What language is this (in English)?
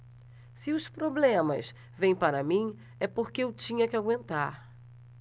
Portuguese